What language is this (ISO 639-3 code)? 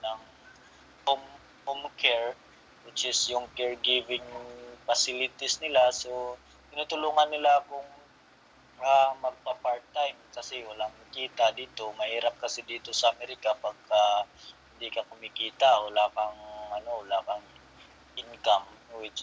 fil